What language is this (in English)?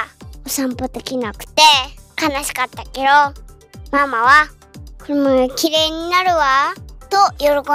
Japanese